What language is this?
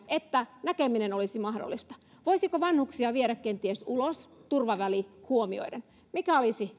Finnish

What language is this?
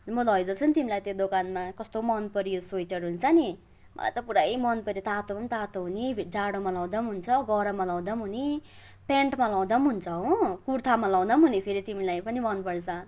Nepali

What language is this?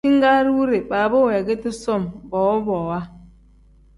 Tem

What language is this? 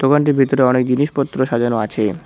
Bangla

